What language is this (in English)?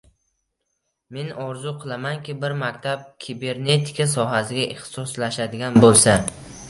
Uzbek